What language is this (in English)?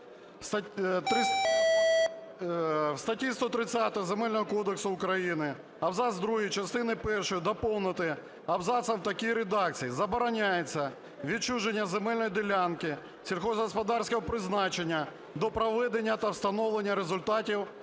Ukrainian